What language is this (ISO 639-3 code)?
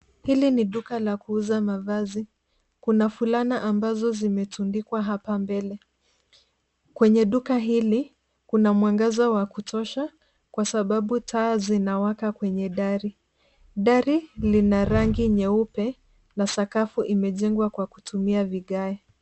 swa